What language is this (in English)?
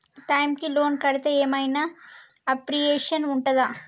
Telugu